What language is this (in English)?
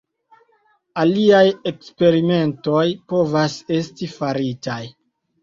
Esperanto